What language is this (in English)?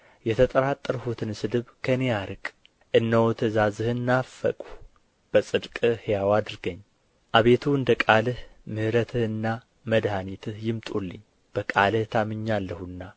Amharic